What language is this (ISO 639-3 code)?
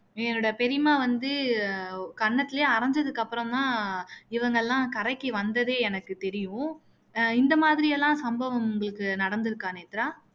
tam